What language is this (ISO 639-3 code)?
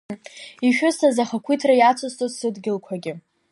abk